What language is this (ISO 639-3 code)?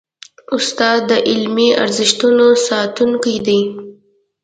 pus